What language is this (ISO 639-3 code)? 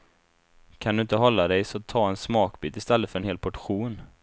swe